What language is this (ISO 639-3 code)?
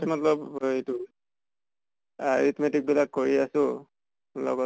asm